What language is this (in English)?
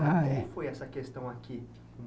Portuguese